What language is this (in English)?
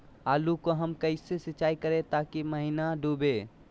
Magahi